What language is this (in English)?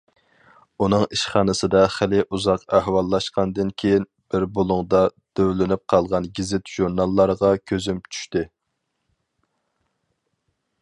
Uyghur